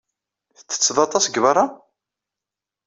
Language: Kabyle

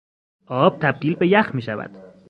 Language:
Persian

